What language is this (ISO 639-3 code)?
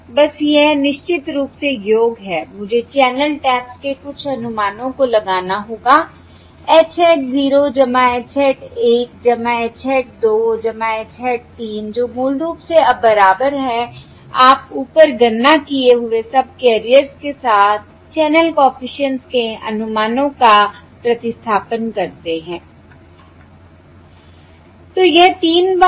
hin